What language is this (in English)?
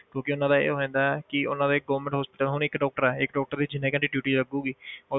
Punjabi